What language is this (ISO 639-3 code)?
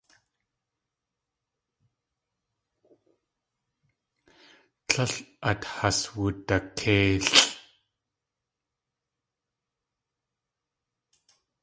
tli